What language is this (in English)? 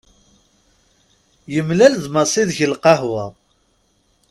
Kabyle